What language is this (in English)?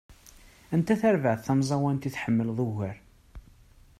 Kabyle